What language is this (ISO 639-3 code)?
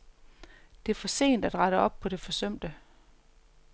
dan